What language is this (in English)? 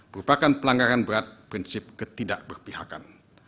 Indonesian